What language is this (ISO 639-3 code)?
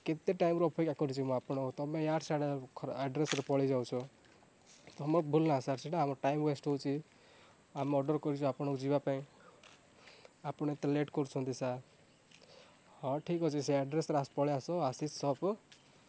ori